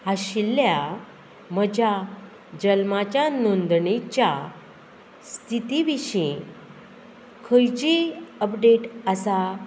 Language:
Konkani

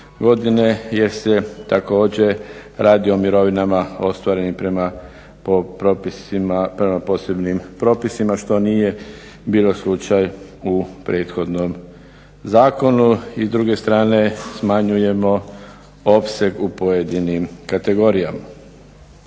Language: Croatian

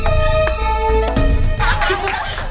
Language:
Indonesian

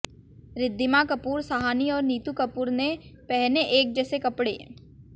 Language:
Hindi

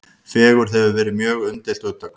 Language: Icelandic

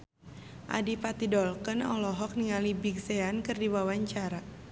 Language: Sundanese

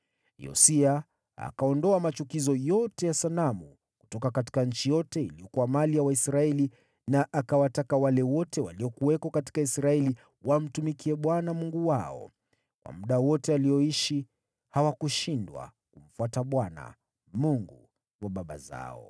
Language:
Swahili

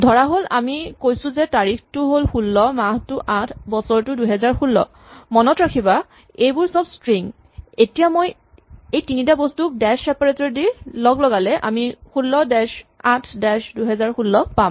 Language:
Assamese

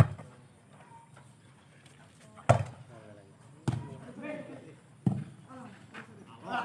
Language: Indonesian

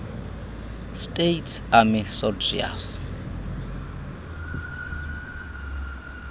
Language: Xhosa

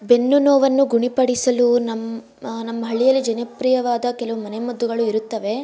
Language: Kannada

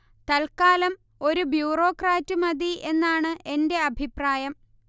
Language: Malayalam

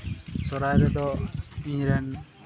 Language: Santali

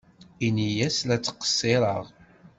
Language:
Kabyle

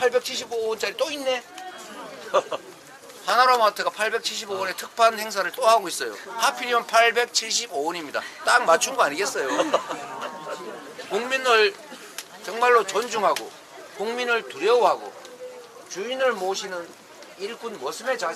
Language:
Korean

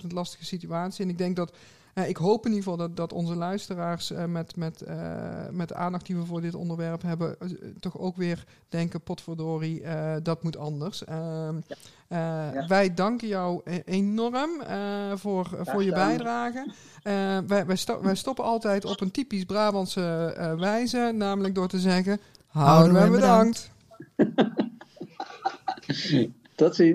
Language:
Dutch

